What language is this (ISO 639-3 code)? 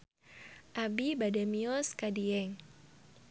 sun